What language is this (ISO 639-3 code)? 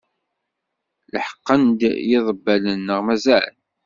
kab